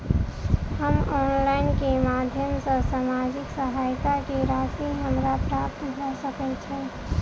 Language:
Maithili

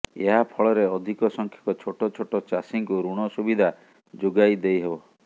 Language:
Odia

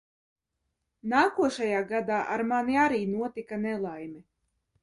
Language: Latvian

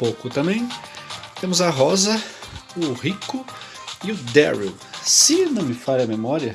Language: Portuguese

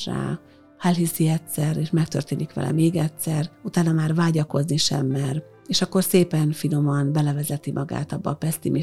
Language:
Hungarian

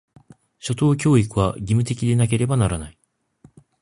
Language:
Japanese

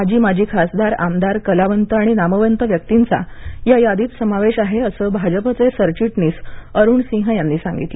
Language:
Marathi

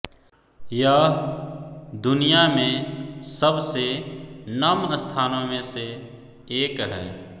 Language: Hindi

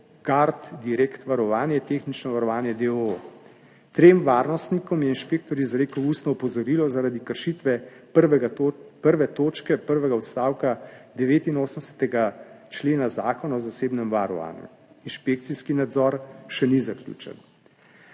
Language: Slovenian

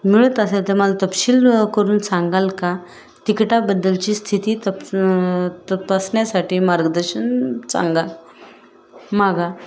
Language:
Marathi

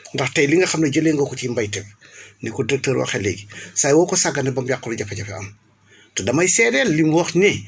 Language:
Wolof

